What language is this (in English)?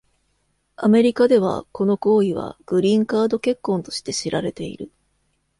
Japanese